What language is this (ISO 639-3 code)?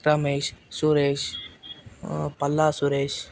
tel